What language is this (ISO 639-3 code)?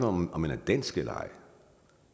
dan